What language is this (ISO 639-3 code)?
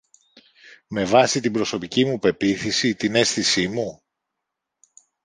ell